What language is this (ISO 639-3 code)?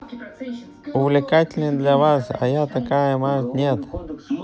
rus